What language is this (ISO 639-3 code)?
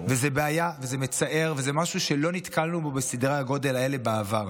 heb